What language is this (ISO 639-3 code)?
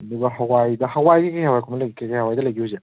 mni